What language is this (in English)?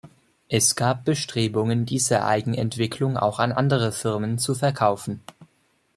German